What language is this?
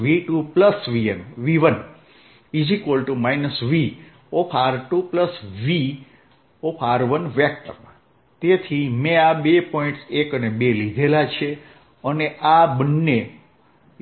Gujarati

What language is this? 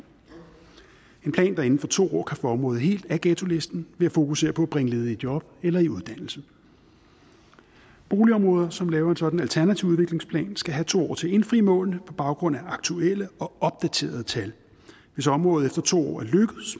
Danish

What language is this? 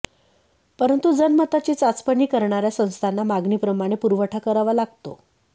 Marathi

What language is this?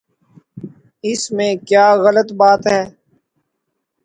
Urdu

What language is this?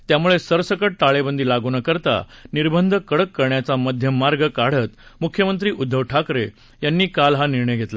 Marathi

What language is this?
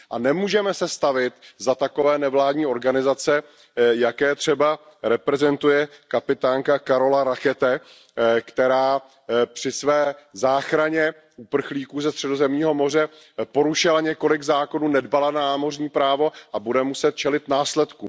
Czech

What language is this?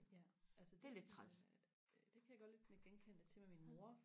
Danish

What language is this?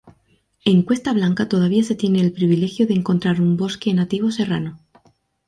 Spanish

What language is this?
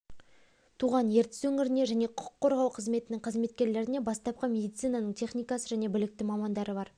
Kazakh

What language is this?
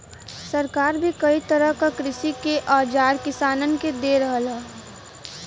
Bhojpuri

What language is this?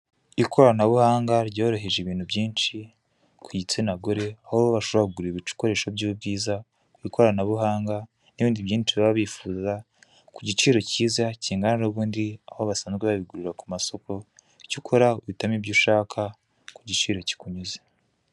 Kinyarwanda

